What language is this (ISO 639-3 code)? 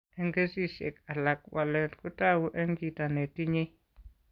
kln